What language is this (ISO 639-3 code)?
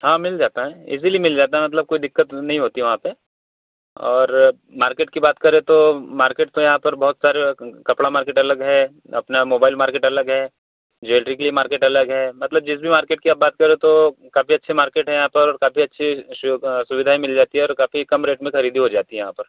hin